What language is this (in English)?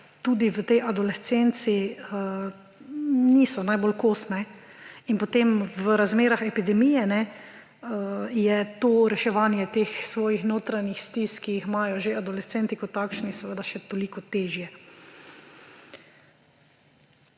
Slovenian